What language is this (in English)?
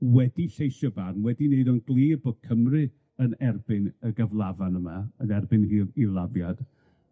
Welsh